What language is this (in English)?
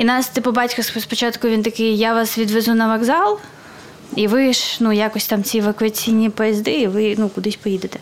Ukrainian